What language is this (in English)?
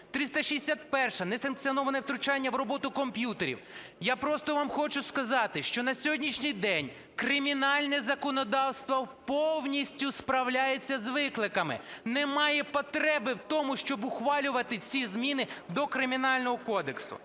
Ukrainian